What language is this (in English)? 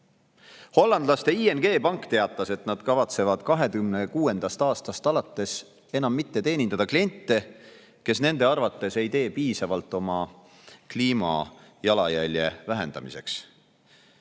Estonian